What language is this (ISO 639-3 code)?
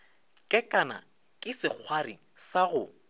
nso